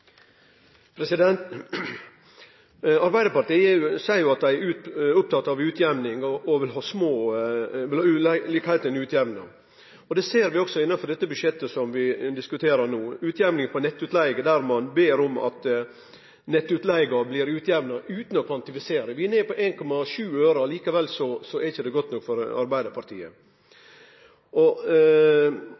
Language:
Norwegian Nynorsk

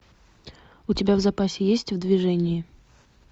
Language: Russian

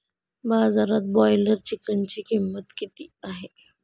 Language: Marathi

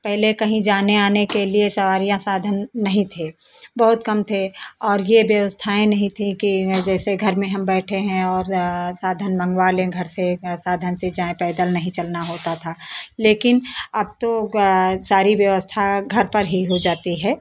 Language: Hindi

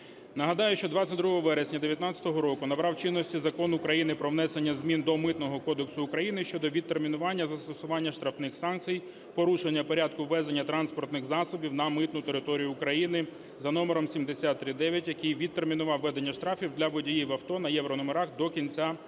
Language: Ukrainian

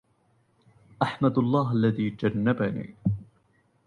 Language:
Arabic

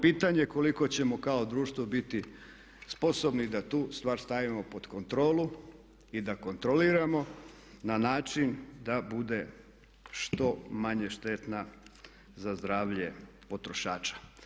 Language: Croatian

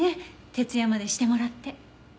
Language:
Japanese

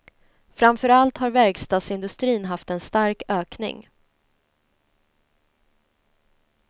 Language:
Swedish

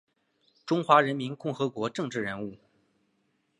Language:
Chinese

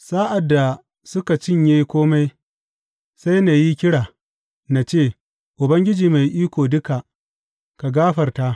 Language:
Hausa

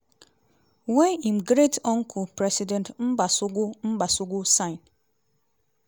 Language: Nigerian Pidgin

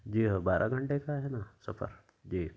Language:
Urdu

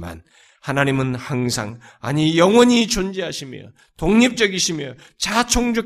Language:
Korean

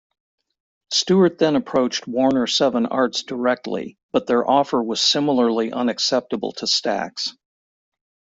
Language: English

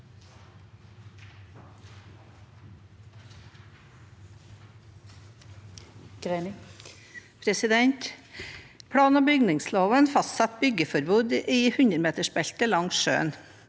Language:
Norwegian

